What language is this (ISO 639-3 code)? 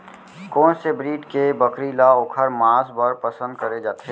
hne